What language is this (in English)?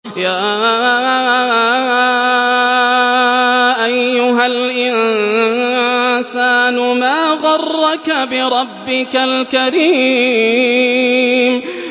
Arabic